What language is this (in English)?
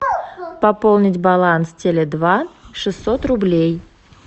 Russian